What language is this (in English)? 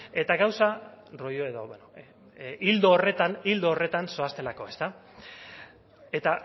Basque